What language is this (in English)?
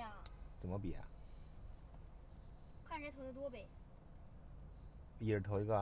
Chinese